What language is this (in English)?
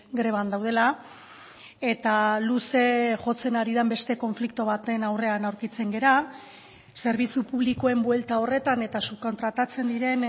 Basque